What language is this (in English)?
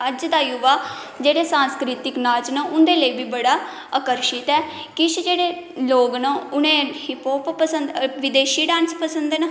Dogri